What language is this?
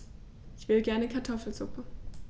German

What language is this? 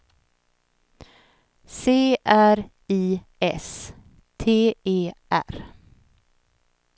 Swedish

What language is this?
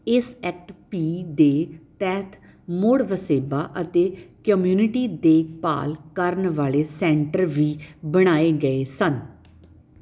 Punjabi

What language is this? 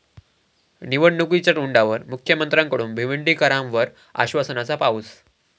Marathi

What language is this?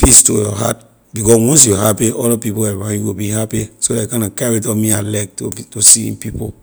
Liberian English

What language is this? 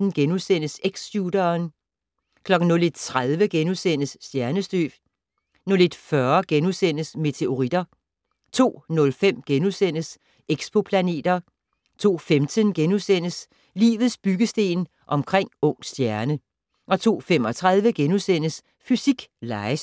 Danish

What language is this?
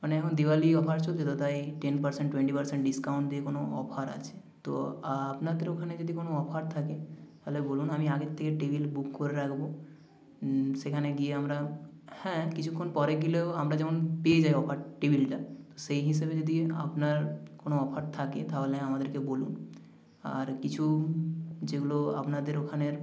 Bangla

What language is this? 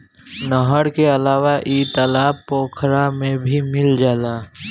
Bhojpuri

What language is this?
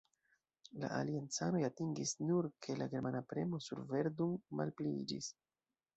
Esperanto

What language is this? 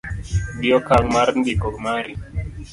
Luo (Kenya and Tanzania)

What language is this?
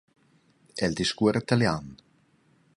Romansh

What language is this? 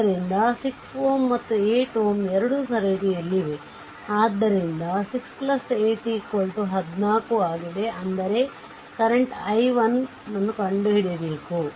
Kannada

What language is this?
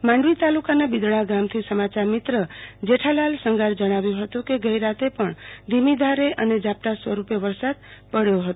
Gujarati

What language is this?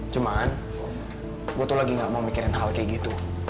Indonesian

